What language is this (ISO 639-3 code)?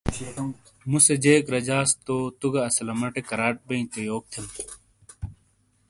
scl